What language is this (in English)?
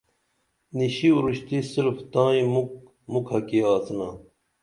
Dameli